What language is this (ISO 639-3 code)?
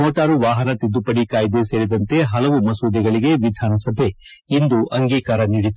kan